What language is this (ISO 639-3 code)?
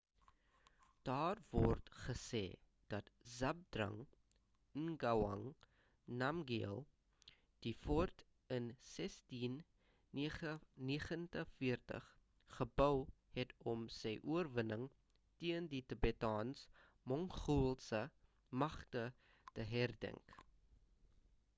afr